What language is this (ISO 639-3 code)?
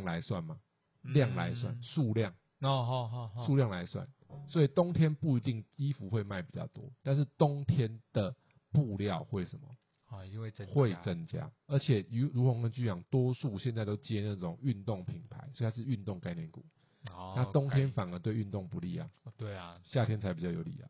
zho